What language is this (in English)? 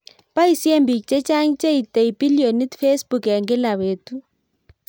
Kalenjin